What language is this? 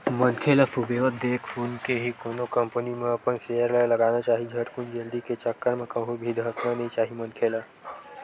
Chhattisgarhi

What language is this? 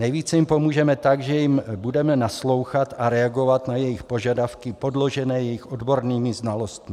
Czech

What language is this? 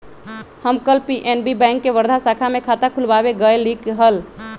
Magahi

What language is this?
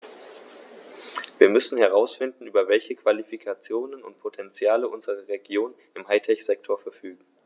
German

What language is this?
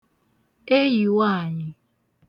Igbo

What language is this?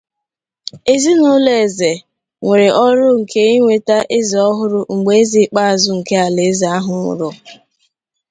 Igbo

